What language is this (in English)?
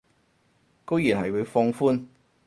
Cantonese